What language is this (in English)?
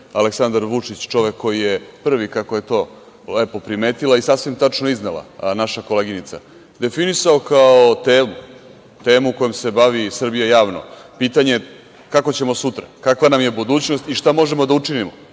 Serbian